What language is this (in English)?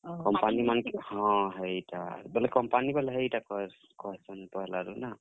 Odia